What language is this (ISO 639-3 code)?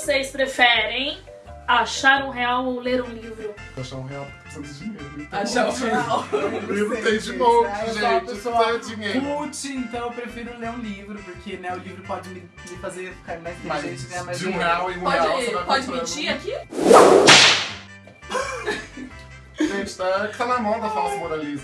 por